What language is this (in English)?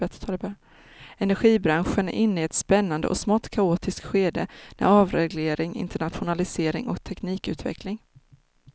Swedish